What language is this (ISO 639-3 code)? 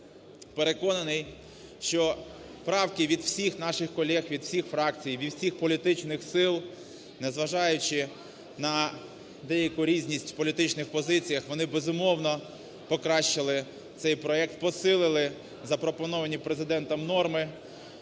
ukr